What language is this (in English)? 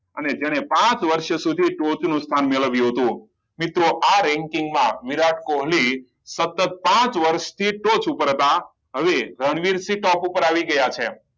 Gujarati